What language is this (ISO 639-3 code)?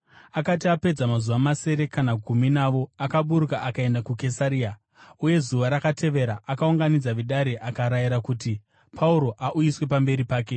sna